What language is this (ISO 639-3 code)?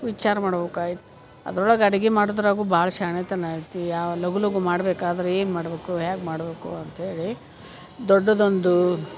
kan